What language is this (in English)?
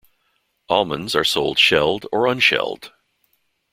English